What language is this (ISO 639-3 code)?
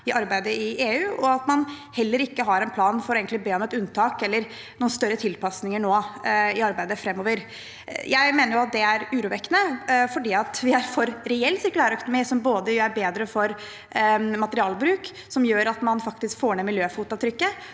nor